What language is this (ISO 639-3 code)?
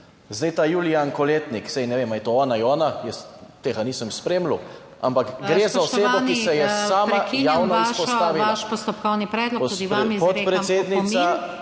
slv